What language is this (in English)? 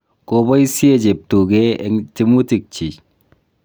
Kalenjin